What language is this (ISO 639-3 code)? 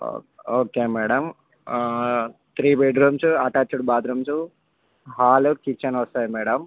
tel